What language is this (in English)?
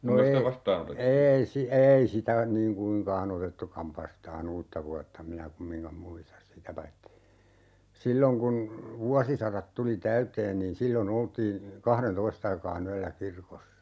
Finnish